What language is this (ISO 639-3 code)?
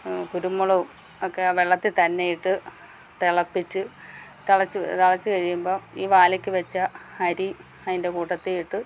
mal